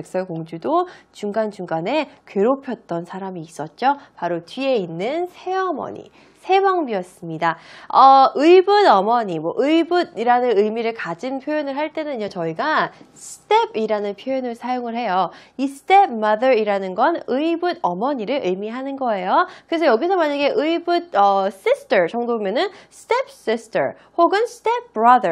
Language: Korean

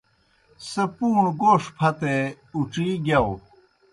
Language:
Kohistani Shina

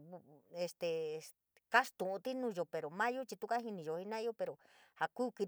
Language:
San Miguel El Grande Mixtec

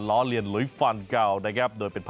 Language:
Thai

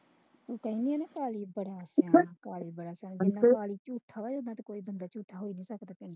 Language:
Punjabi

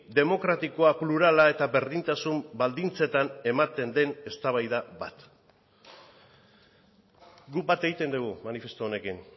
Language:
Basque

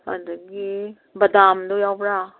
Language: Manipuri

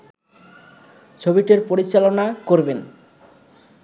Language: Bangla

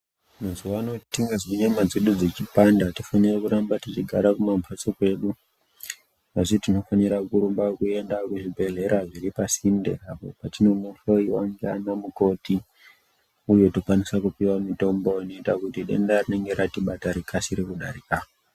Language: Ndau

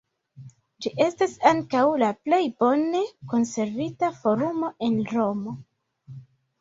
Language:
Esperanto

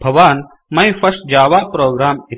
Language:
Sanskrit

